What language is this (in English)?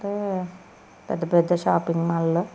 Telugu